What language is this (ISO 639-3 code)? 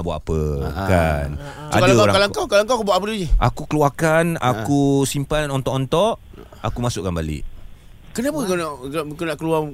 msa